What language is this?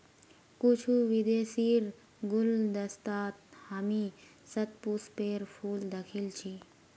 Magahi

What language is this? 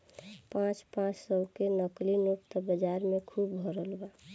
Bhojpuri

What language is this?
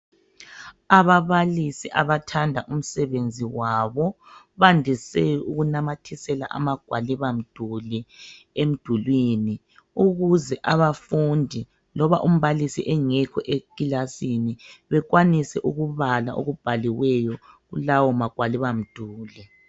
North Ndebele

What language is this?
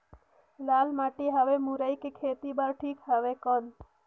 Chhattisgarhi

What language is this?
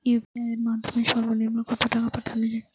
Bangla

